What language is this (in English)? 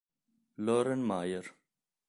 Italian